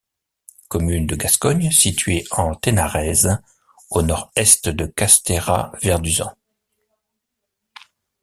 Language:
French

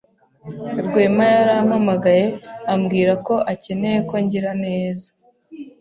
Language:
Kinyarwanda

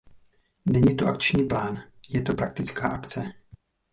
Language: Czech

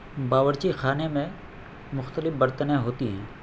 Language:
Urdu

